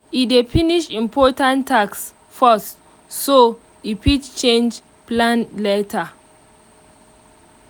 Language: Nigerian Pidgin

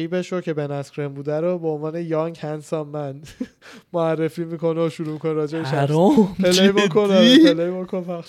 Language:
Persian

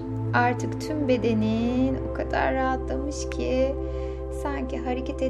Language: Turkish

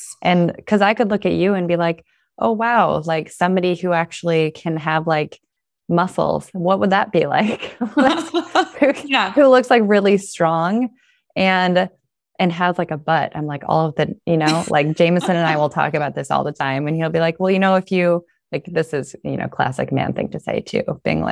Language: English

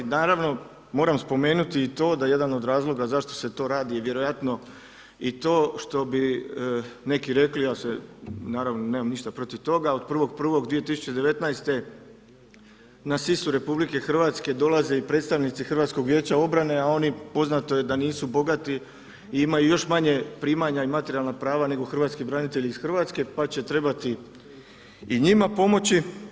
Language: Croatian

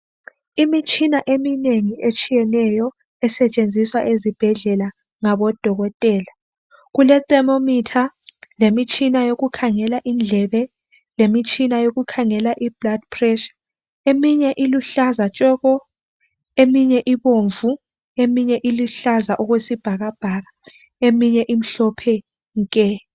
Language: North Ndebele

